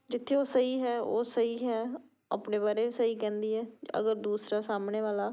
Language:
Punjabi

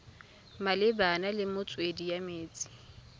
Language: Tswana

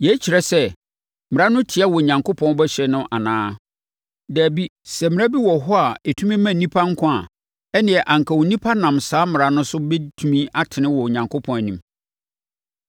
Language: Akan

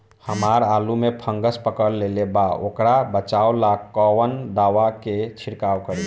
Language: Bhojpuri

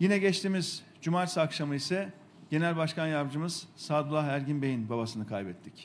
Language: Turkish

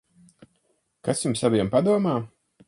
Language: Latvian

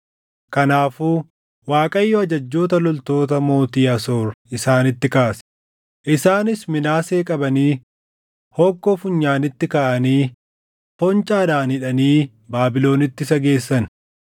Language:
Oromo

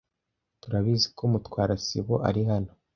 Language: Kinyarwanda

